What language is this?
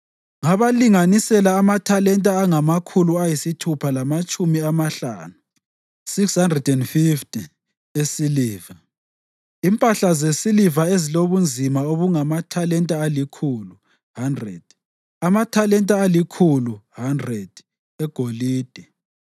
North Ndebele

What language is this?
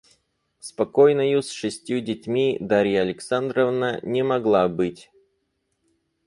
Russian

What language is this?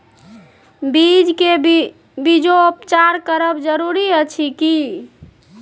Maithili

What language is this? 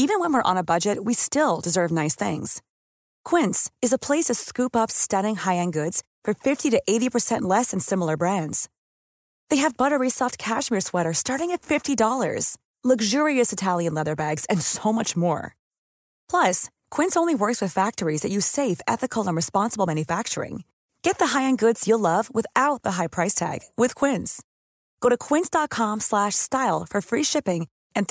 Swedish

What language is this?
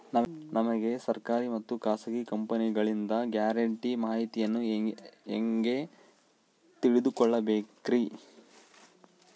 Kannada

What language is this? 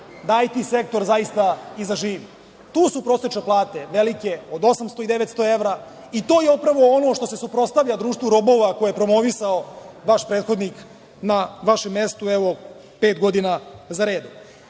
Serbian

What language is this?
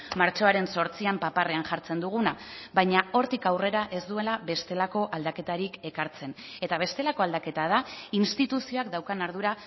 Basque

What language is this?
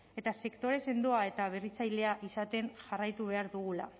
Basque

